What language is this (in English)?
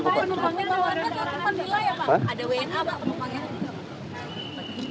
Indonesian